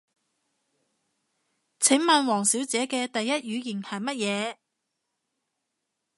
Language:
Cantonese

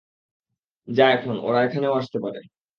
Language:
Bangla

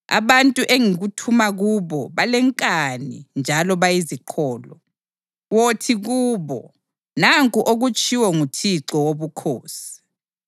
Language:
North Ndebele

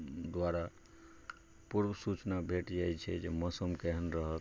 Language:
Maithili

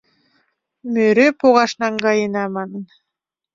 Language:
Mari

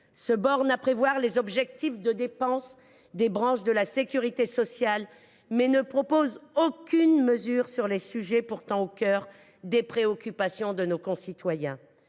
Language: French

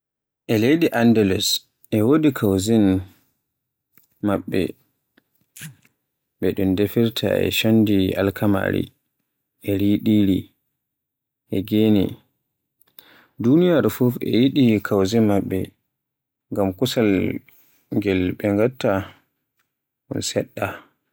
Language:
Borgu Fulfulde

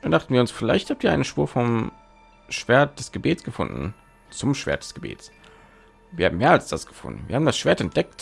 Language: German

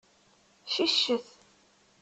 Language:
Kabyle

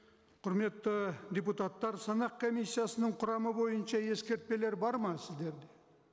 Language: Kazakh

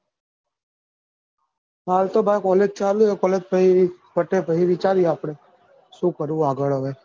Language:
Gujarati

